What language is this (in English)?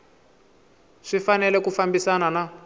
Tsonga